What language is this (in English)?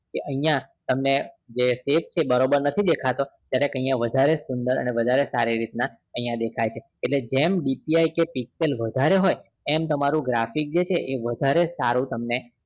Gujarati